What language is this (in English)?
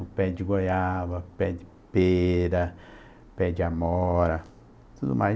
Portuguese